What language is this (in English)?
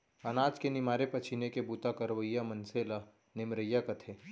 Chhattisgarhi